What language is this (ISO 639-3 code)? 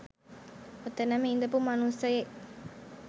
sin